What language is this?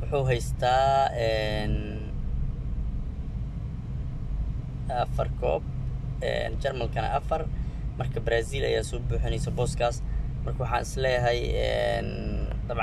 Arabic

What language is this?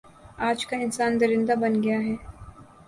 Urdu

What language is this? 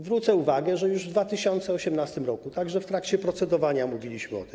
Polish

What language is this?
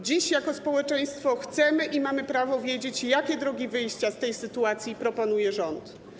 Polish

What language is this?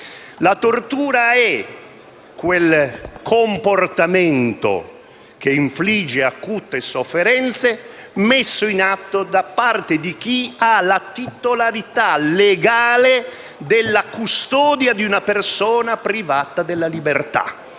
Italian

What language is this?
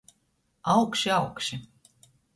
Latgalian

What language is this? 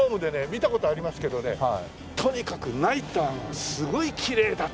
Japanese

